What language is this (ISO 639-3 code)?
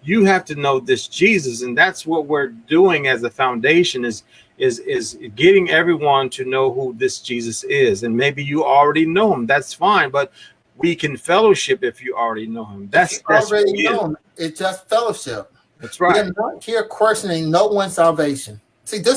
eng